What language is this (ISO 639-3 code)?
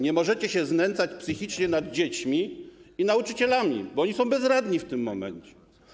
pol